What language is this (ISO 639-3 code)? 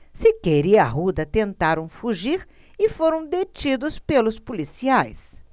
por